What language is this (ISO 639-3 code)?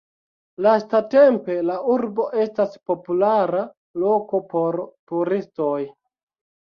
epo